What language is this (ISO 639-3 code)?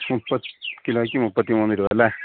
mal